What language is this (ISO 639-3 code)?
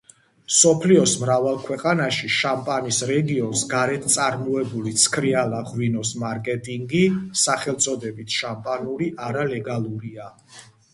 kat